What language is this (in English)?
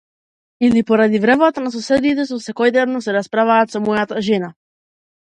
Macedonian